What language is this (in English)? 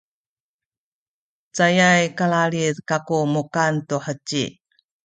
Sakizaya